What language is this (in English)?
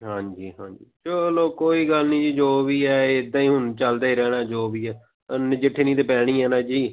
Punjabi